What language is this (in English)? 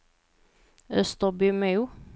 Swedish